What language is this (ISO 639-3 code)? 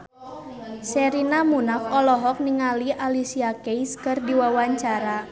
sun